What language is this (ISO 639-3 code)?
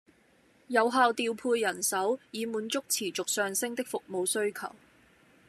yue